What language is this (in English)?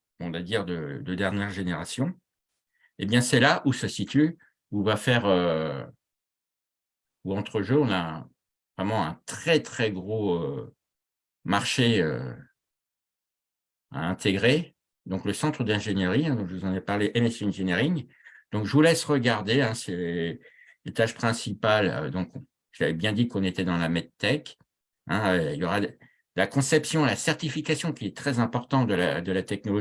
French